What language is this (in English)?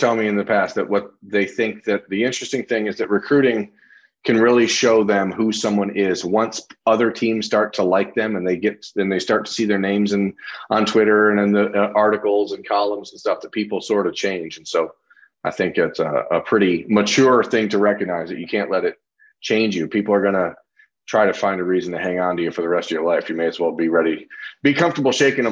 English